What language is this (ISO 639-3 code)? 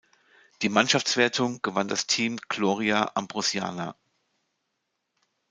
deu